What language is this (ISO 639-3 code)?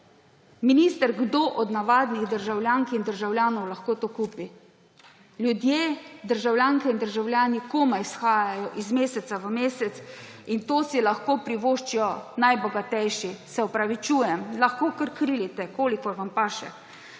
slv